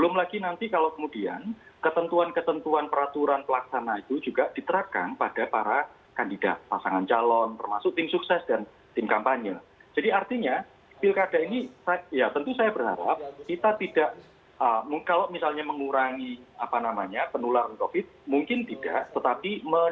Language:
Indonesian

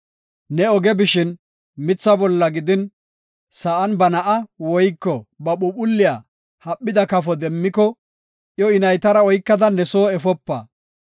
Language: Gofa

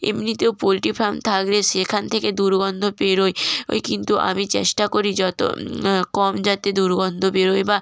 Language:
Bangla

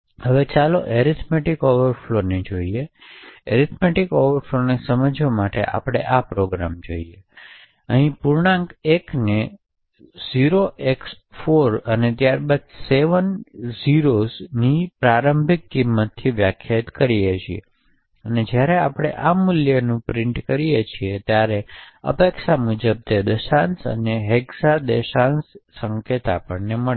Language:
Gujarati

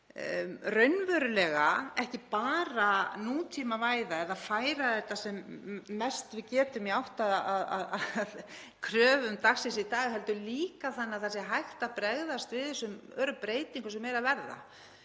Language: Icelandic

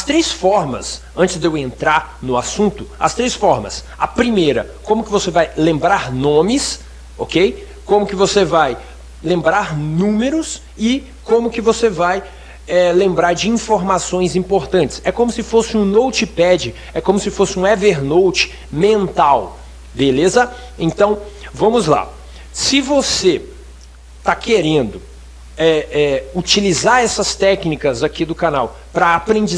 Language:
Portuguese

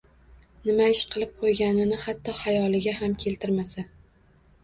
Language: Uzbek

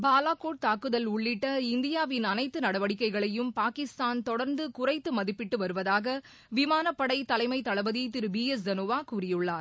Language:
Tamil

